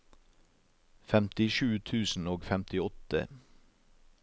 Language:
Norwegian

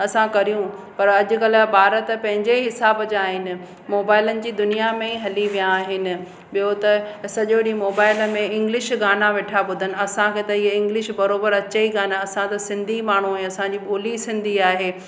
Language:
Sindhi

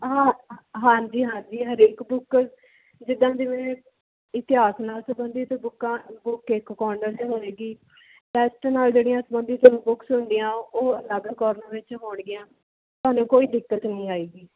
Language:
Punjabi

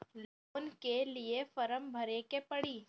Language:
Bhojpuri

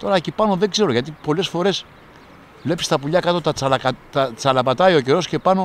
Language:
Greek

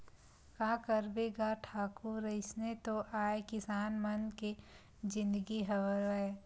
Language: Chhattisgarhi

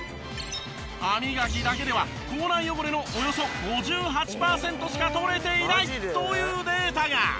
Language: Japanese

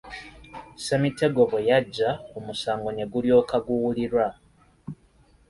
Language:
Ganda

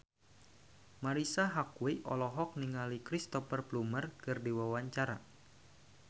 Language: Sundanese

